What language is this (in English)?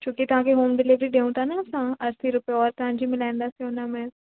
Sindhi